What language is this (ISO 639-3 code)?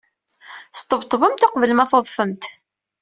kab